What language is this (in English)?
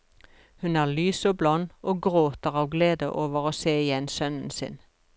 Norwegian